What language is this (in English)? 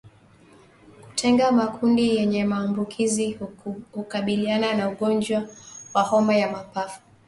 Swahili